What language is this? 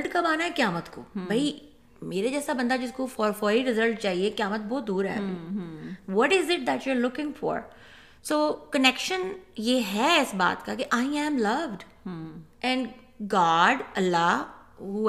Urdu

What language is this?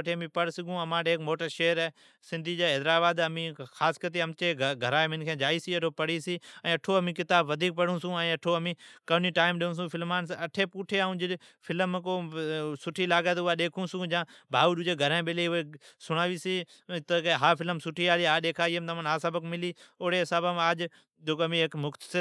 Od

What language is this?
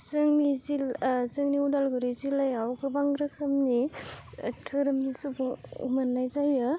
Bodo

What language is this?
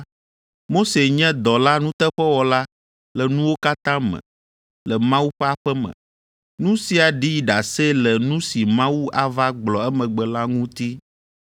Ewe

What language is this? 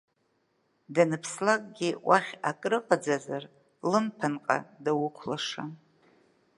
Abkhazian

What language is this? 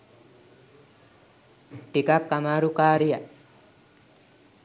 Sinhala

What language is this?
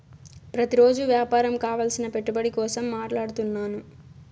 Telugu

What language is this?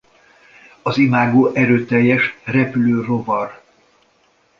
Hungarian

